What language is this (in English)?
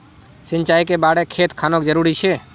Magahi